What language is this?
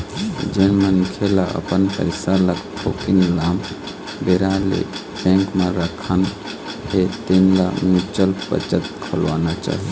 Chhattisgarhi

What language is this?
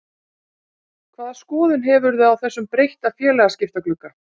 Icelandic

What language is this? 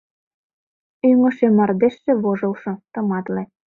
Mari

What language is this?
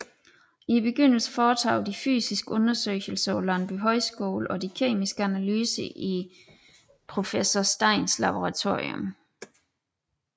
Danish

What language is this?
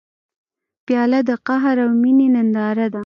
Pashto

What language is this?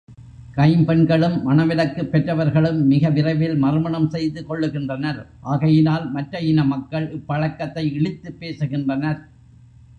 Tamil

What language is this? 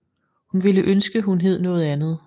Danish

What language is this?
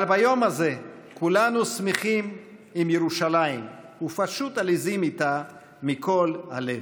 Hebrew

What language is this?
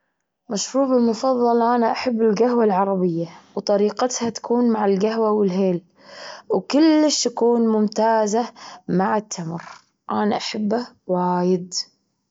Gulf Arabic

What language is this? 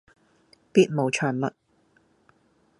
Cantonese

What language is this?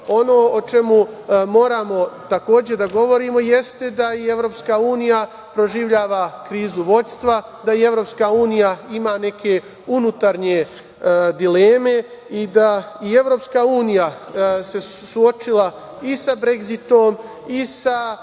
Serbian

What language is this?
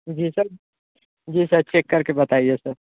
Hindi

